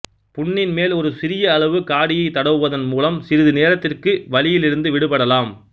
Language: Tamil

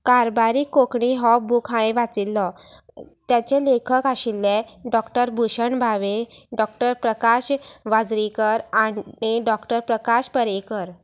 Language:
Konkani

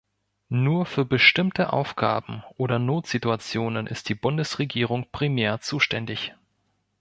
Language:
German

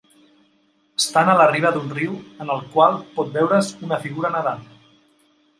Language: Catalan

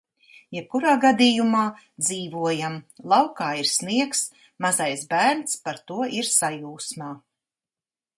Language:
Latvian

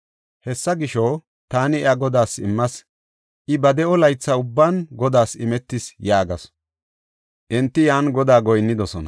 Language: Gofa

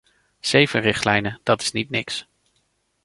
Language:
Dutch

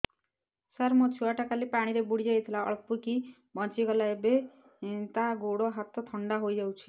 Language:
Odia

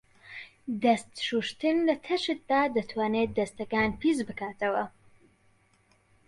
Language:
Central Kurdish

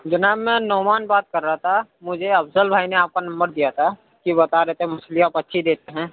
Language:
Urdu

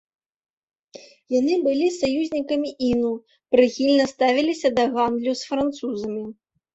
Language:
Belarusian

